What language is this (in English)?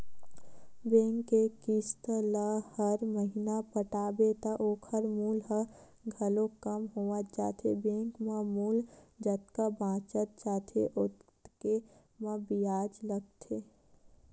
Chhattisgarhi